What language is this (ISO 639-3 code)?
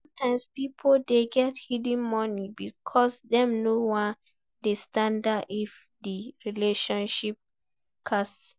pcm